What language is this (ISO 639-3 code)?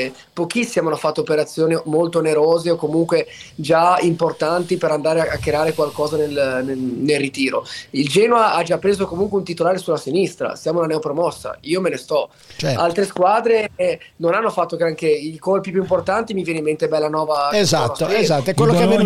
ita